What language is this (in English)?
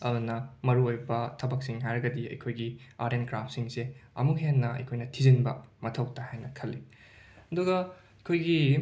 Manipuri